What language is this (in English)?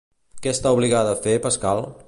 Catalan